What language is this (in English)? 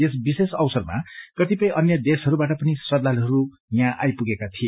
Nepali